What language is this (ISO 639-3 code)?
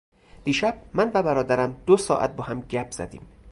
fas